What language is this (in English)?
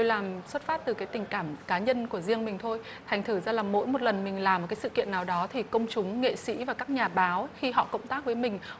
Vietnamese